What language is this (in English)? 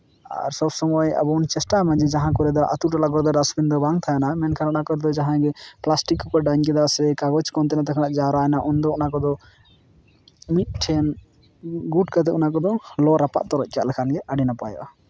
Santali